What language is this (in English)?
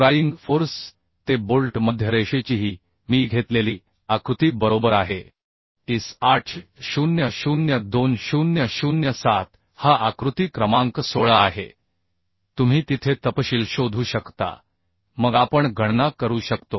Marathi